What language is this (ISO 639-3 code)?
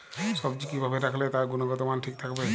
ben